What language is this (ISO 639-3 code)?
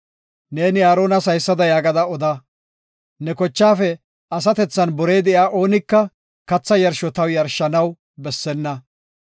gof